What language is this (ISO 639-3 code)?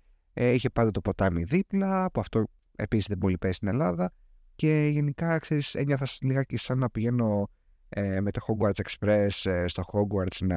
ell